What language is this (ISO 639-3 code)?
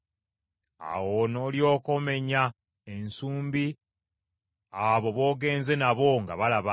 lug